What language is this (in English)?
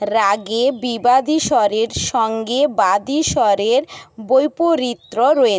Bangla